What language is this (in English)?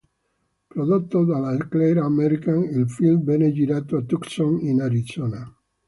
Italian